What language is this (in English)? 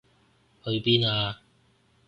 Cantonese